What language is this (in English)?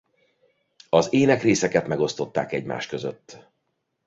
Hungarian